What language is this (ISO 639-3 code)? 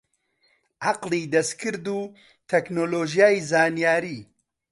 ckb